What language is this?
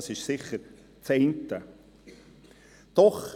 Swiss German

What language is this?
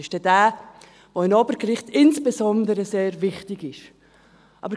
Swiss German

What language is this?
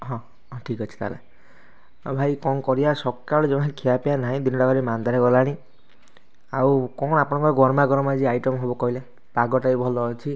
Odia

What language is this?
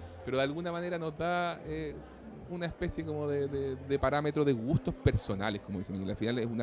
Spanish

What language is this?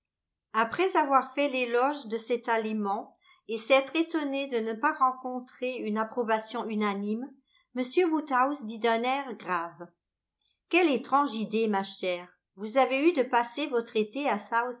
French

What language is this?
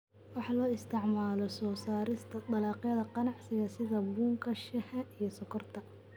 Somali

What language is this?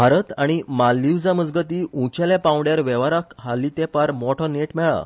Konkani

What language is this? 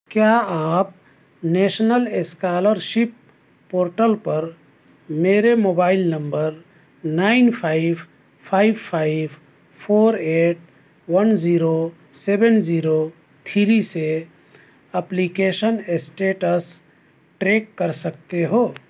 Urdu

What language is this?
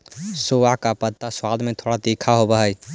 Magahi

